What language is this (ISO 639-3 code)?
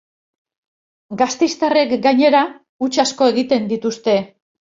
eus